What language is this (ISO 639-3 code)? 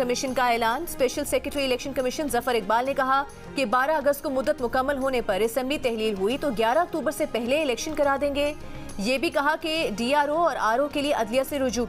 hin